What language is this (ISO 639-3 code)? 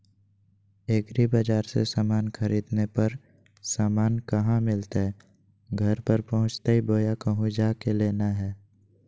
mag